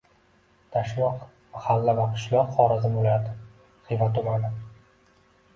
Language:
Uzbek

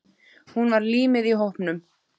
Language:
Icelandic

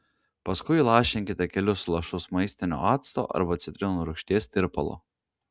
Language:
Lithuanian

